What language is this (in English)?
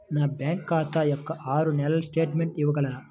Telugu